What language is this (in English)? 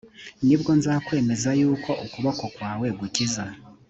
Kinyarwanda